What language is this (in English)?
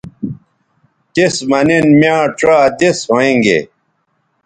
Bateri